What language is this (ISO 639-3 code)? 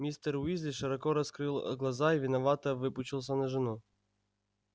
rus